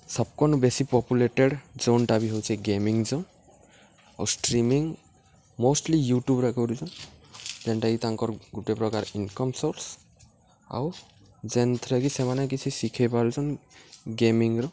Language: Odia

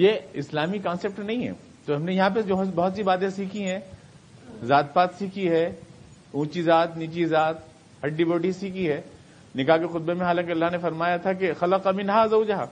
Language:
Urdu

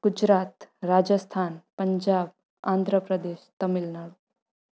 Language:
Sindhi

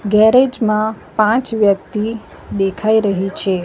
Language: Gujarati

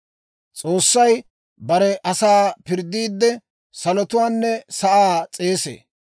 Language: Dawro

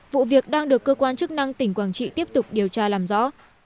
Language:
Vietnamese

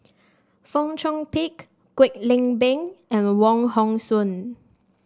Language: English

